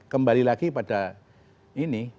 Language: Indonesian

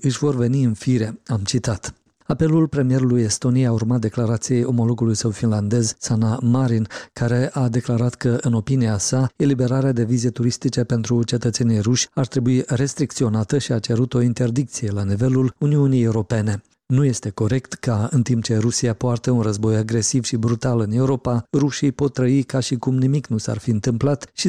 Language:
Romanian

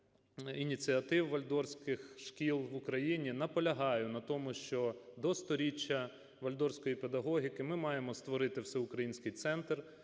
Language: Ukrainian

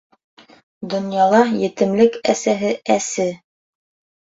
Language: Bashkir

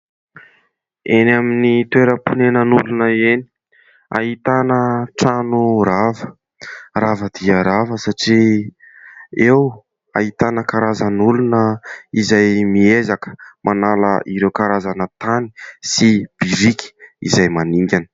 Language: Malagasy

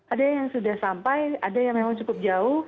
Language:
Indonesian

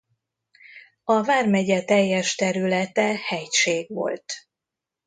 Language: Hungarian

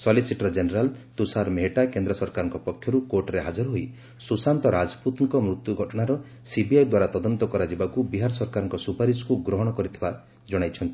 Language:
Odia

